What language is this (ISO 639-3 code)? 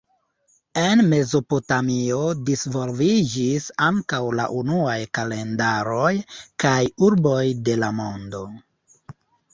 epo